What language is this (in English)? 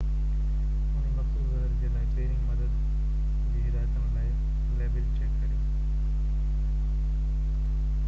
Sindhi